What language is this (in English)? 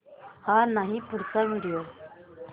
Marathi